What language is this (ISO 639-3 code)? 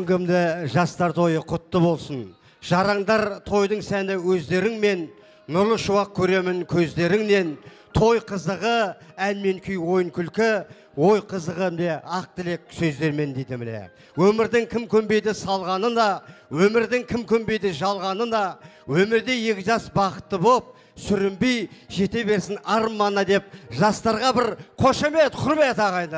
tur